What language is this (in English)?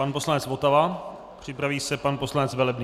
Czech